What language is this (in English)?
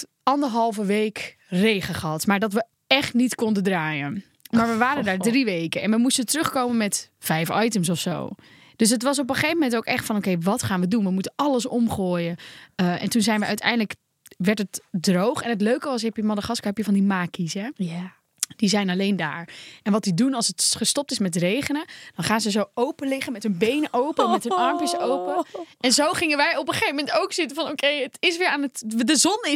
Dutch